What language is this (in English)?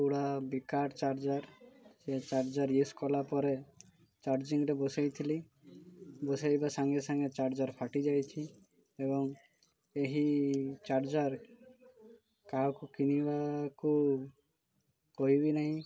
Odia